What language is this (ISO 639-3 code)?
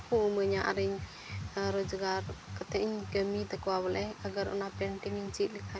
sat